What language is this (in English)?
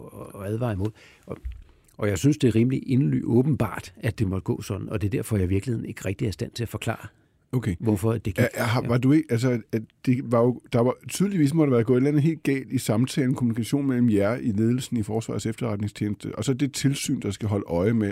Danish